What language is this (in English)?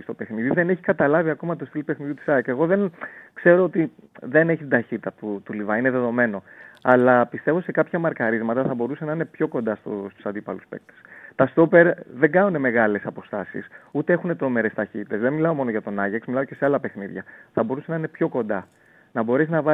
Greek